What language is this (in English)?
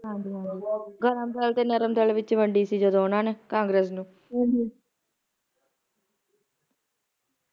Punjabi